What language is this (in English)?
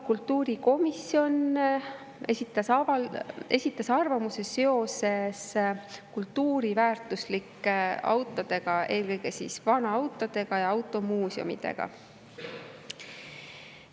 Estonian